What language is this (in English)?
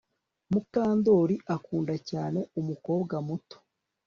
Kinyarwanda